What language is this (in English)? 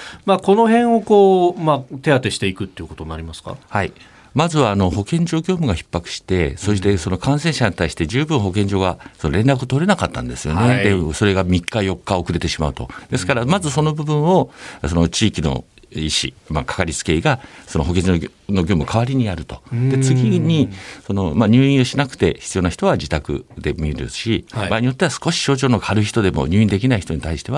Japanese